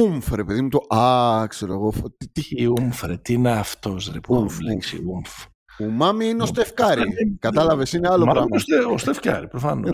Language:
Greek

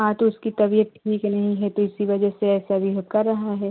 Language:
Hindi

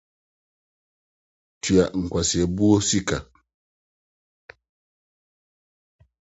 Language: Akan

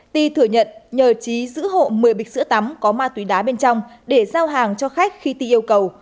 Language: Vietnamese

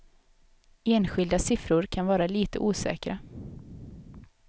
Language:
Swedish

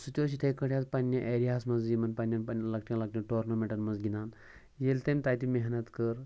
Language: Kashmiri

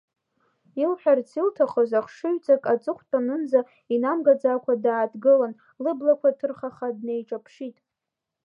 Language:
Abkhazian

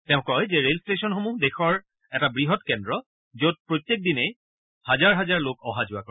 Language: Assamese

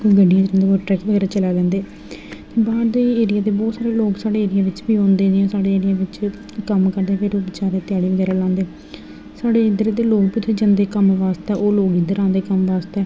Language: Dogri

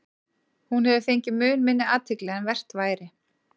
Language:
Icelandic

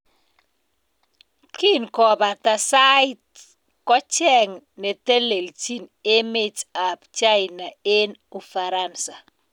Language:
Kalenjin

